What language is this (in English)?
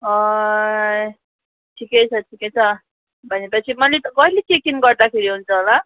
Nepali